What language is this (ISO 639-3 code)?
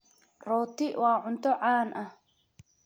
som